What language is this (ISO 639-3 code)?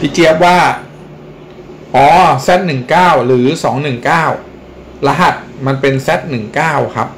tha